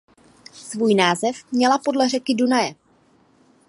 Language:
Czech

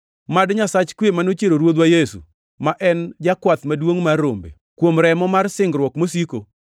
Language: Luo (Kenya and Tanzania)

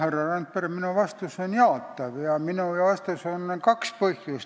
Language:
Estonian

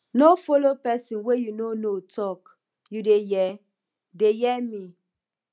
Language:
Nigerian Pidgin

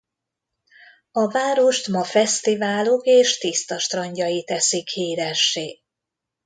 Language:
Hungarian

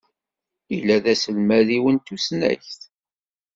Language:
Kabyle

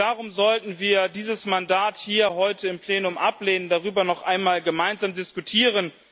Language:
German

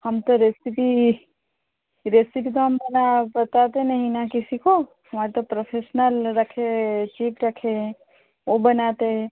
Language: Hindi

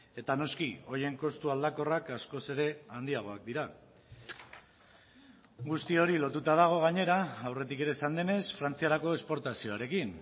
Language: Basque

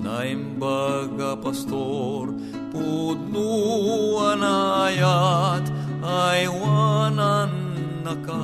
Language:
Filipino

